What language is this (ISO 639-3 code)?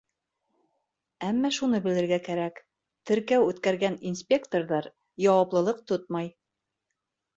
bak